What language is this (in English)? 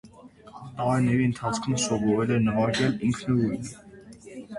Armenian